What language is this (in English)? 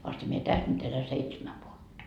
Finnish